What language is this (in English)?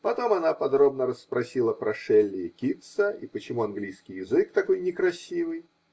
Russian